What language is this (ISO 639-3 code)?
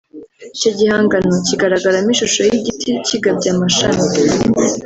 kin